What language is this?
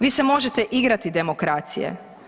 Croatian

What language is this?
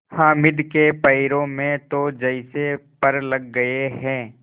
Hindi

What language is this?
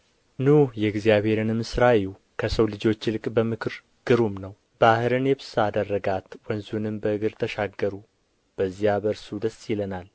Amharic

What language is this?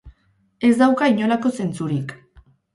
Basque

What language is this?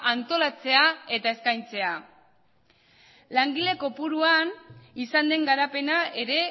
Basque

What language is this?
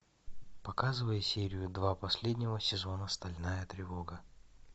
Russian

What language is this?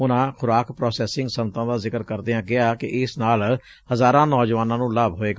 Punjabi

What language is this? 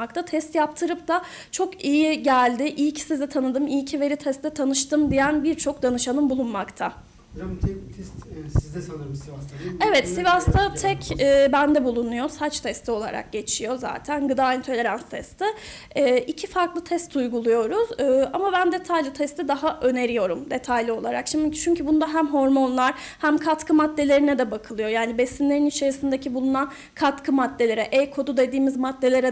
Turkish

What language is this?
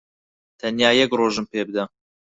Central Kurdish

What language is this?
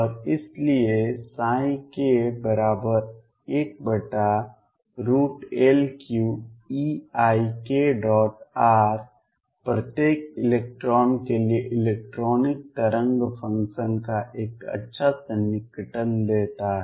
Hindi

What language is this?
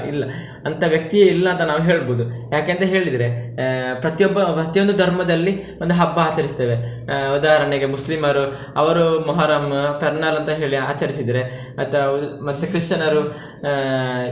Kannada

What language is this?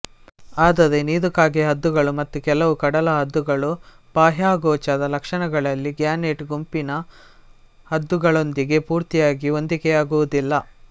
Kannada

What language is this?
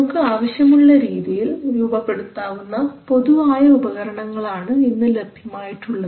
Malayalam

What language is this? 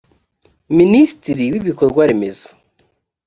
Kinyarwanda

